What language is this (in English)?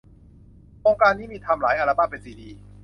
Thai